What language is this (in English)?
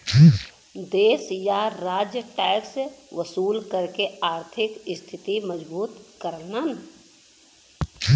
Bhojpuri